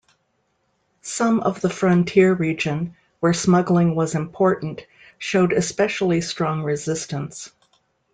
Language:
English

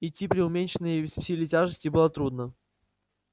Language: Russian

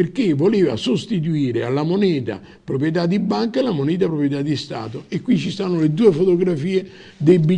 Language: Italian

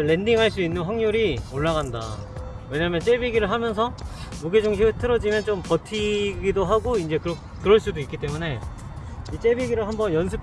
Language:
Korean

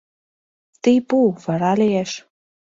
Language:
Mari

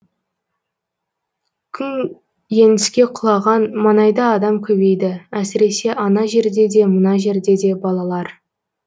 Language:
Kazakh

